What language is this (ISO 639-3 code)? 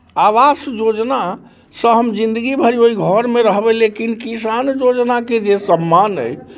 mai